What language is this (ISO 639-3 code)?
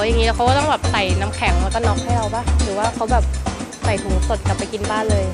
tha